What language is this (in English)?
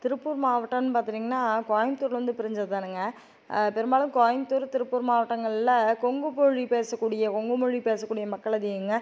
Tamil